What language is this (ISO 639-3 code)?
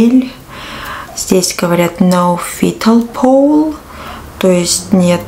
rus